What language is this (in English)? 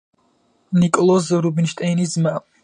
Georgian